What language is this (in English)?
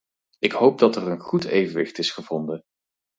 Dutch